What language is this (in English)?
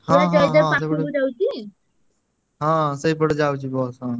Odia